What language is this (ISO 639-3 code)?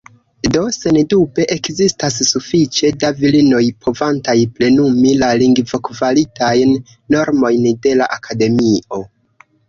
epo